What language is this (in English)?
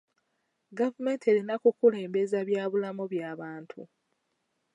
Ganda